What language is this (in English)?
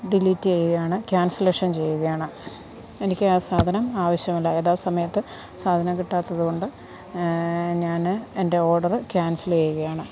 Malayalam